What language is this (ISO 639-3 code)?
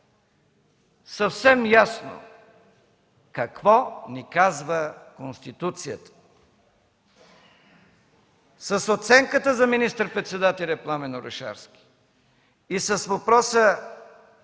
bul